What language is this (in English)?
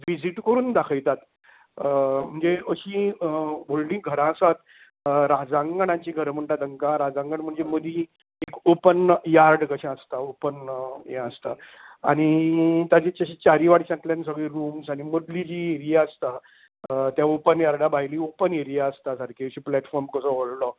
Konkani